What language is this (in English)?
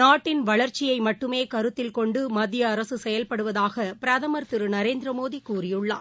Tamil